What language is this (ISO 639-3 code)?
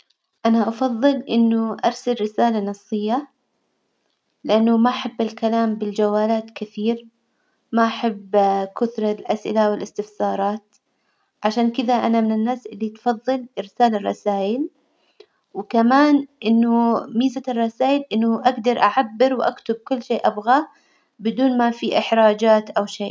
acw